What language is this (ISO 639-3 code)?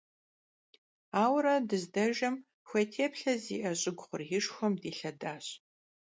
kbd